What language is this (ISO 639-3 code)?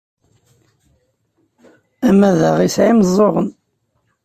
kab